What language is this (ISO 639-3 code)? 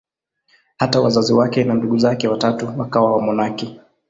swa